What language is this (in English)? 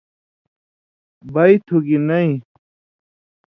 Indus Kohistani